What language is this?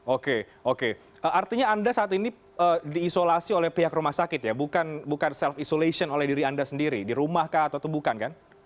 Indonesian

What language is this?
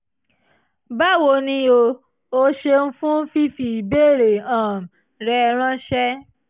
Yoruba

